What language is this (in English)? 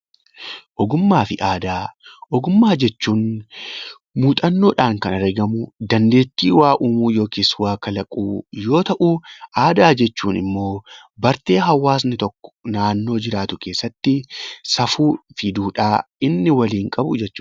Oromo